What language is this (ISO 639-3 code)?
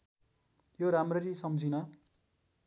nep